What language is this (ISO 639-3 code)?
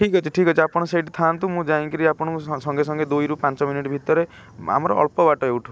ori